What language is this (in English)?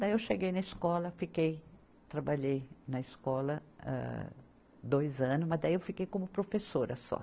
Portuguese